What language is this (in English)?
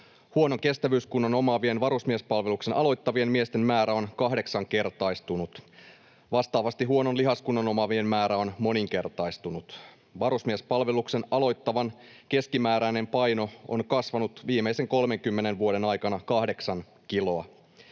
Finnish